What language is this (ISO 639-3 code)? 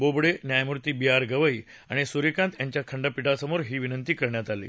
mar